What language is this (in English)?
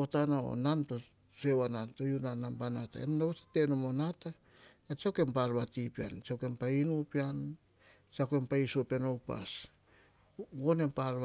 Hahon